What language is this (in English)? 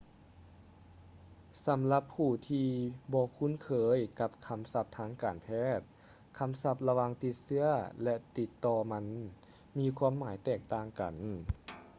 Lao